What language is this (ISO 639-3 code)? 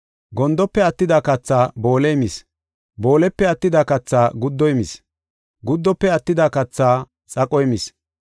gof